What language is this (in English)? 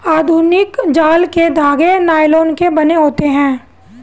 Hindi